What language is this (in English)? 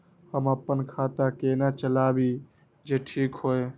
Maithili